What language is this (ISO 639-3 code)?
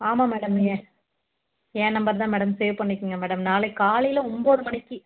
tam